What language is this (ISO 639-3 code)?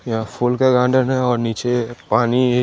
hin